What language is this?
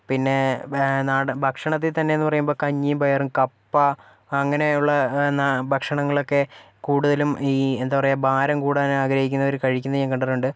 Malayalam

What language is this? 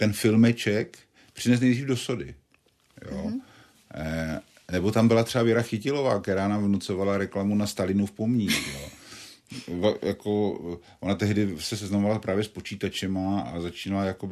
Czech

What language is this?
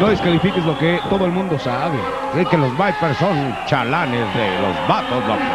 Spanish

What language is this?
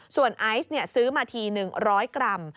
Thai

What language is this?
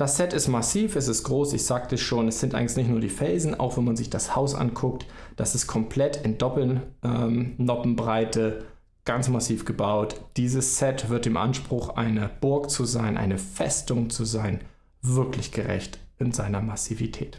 German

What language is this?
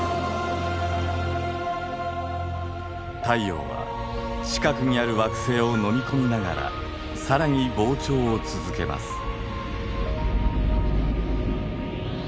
Japanese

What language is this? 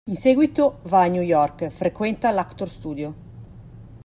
Italian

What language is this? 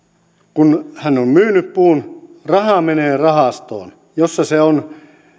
Finnish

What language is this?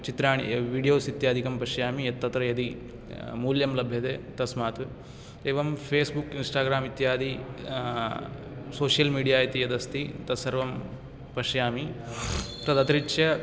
Sanskrit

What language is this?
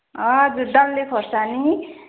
Nepali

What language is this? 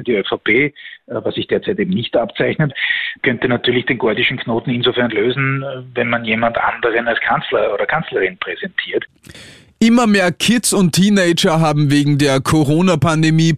German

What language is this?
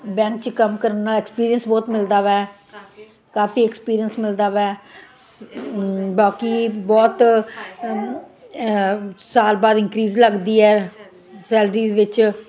Punjabi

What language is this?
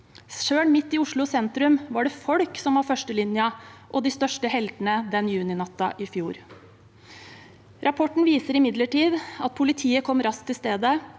Norwegian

